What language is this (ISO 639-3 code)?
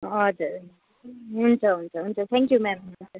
nep